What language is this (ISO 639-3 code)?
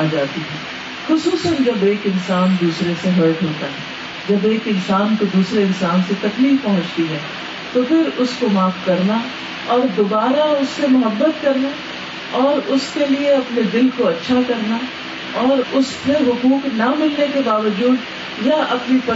urd